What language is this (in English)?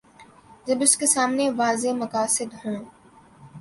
Urdu